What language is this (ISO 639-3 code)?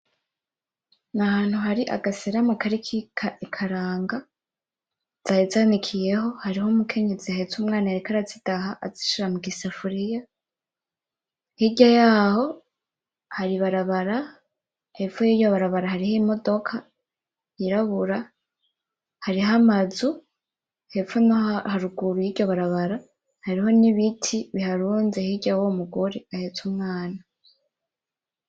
run